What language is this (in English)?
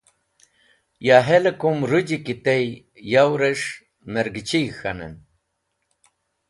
Wakhi